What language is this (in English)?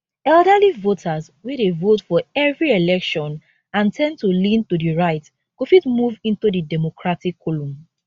Nigerian Pidgin